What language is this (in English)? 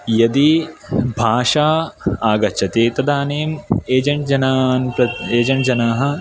Sanskrit